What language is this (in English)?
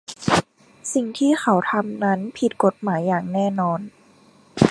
Thai